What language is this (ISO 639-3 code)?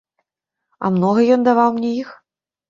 bel